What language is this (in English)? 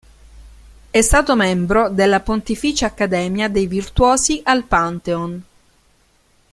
Italian